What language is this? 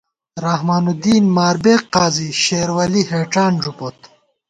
Gawar-Bati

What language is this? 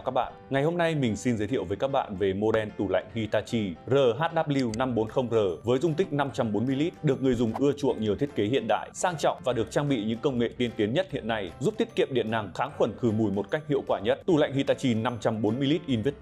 Vietnamese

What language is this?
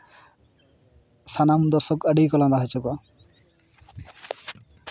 Santali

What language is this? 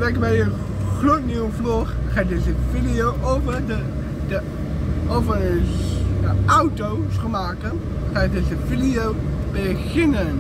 Dutch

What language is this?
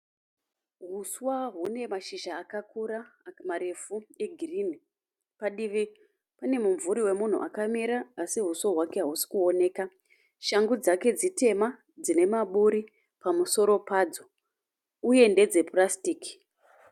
Shona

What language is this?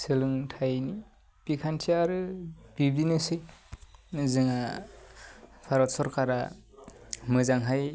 Bodo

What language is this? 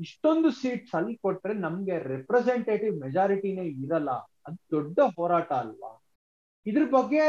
Kannada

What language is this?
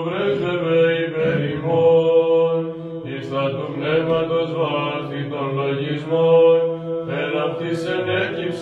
Greek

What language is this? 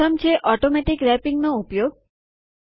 Gujarati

